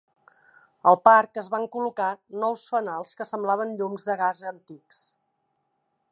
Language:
Catalan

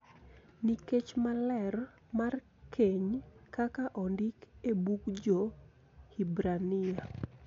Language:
Luo (Kenya and Tanzania)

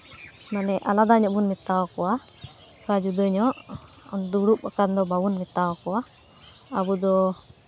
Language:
Santali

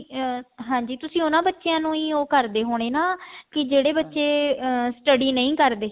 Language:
Punjabi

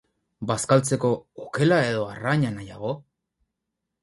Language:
Basque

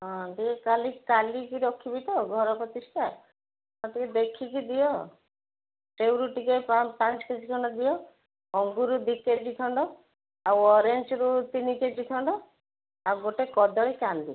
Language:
Odia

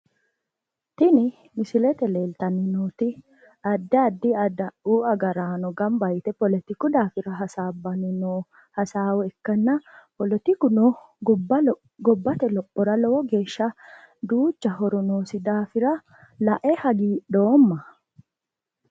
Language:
Sidamo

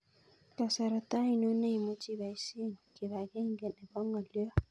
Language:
Kalenjin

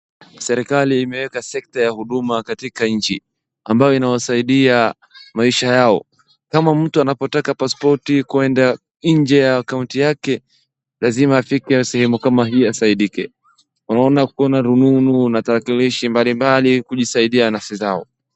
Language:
Swahili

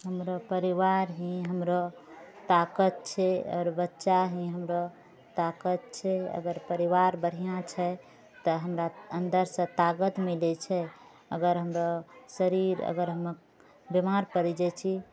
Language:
Maithili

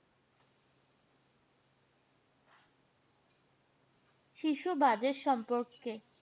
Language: Bangla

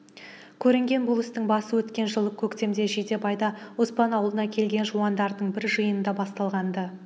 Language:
Kazakh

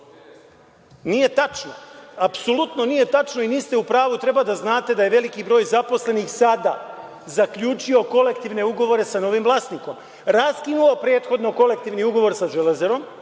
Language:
Serbian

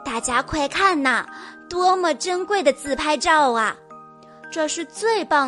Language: Chinese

